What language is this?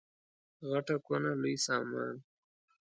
Pashto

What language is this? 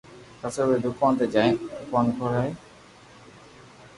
Loarki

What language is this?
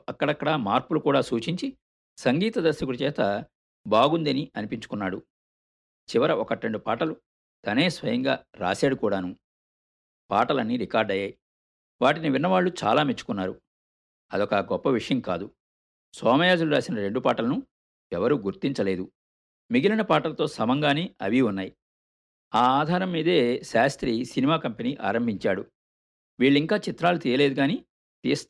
Telugu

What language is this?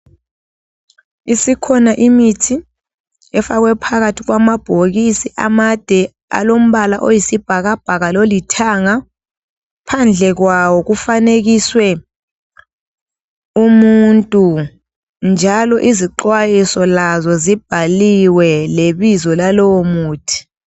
North Ndebele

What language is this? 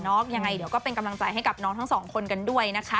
Thai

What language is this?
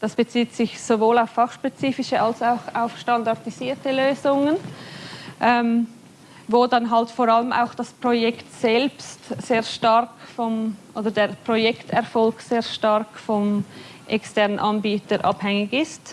German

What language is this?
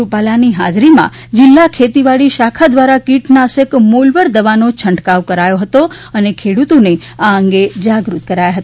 Gujarati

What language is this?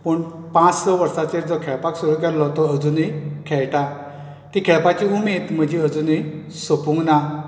Konkani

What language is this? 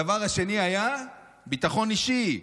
Hebrew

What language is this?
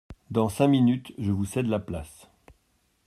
French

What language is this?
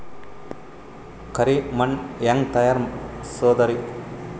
Kannada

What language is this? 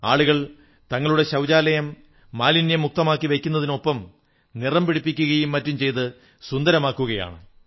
Malayalam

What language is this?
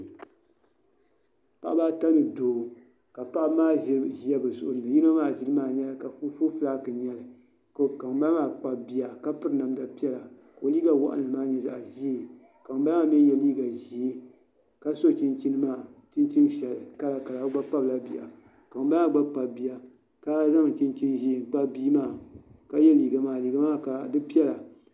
Dagbani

